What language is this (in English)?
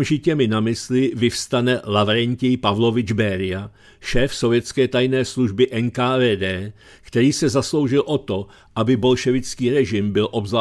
Czech